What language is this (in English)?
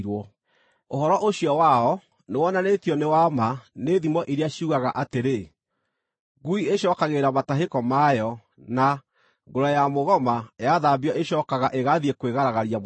Kikuyu